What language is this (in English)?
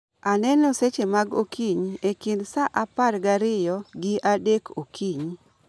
Luo (Kenya and Tanzania)